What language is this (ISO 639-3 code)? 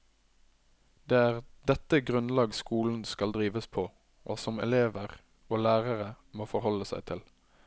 nor